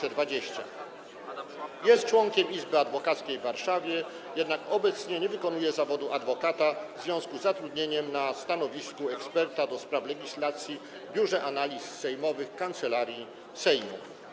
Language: Polish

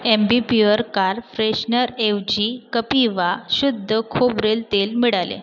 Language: Marathi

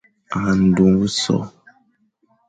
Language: Fang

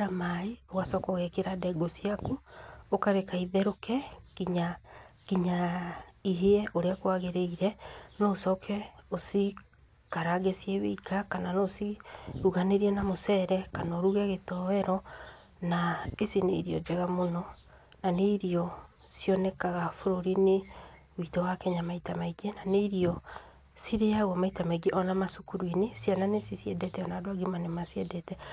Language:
Kikuyu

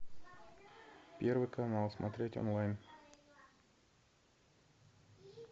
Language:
Russian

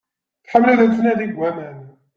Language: Kabyle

